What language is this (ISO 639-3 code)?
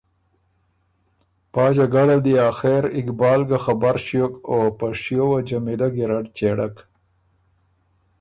oru